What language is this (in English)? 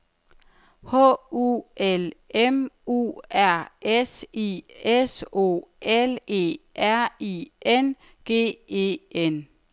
Danish